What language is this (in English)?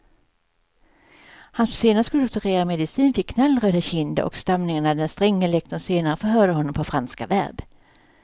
Swedish